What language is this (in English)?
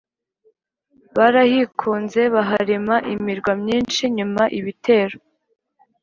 Kinyarwanda